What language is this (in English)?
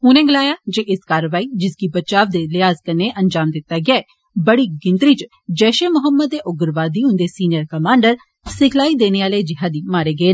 Dogri